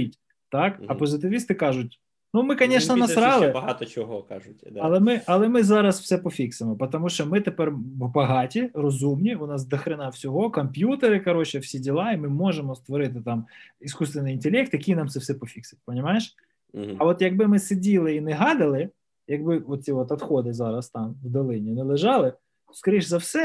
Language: Ukrainian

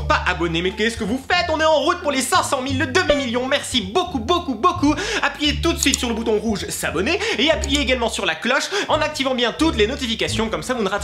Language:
French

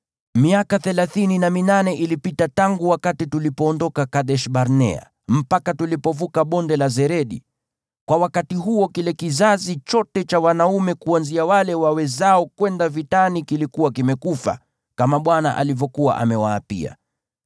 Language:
Swahili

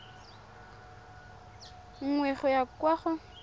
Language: Tswana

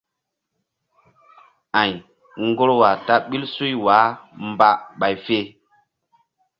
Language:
Mbum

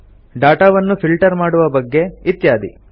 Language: Kannada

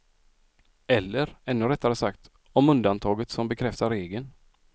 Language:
Swedish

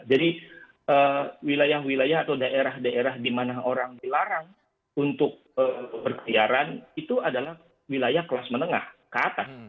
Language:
Indonesian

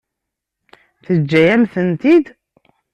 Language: Kabyle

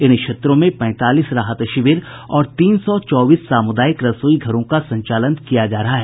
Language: Hindi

